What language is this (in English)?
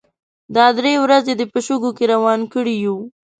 Pashto